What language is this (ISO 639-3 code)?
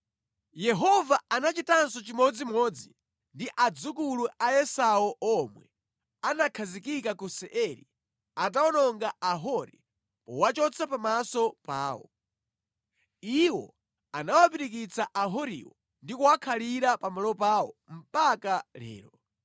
nya